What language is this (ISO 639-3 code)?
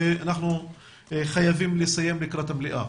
heb